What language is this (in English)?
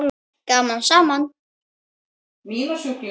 Icelandic